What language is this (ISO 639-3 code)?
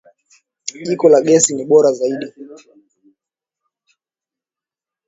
swa